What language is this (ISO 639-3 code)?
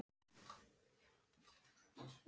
isl